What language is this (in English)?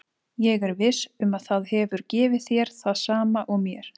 Icelandic